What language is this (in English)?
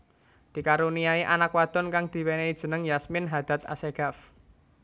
Javanese